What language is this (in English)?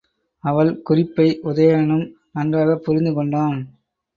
Tamil